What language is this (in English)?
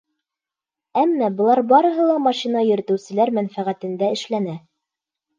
Bashkir